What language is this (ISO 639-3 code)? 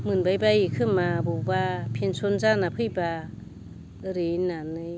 brx